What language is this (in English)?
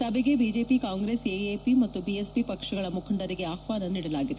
Kannada